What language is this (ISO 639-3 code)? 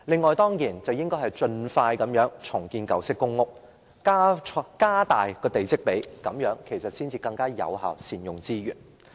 yue